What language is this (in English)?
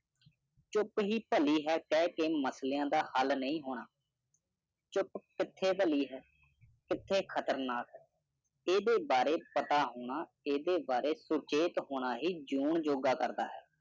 Punjabi